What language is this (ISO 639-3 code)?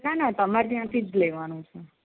guj